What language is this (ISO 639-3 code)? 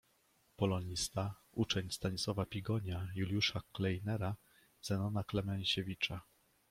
pol